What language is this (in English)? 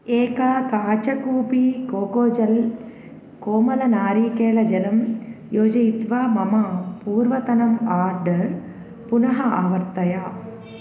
Sanskrit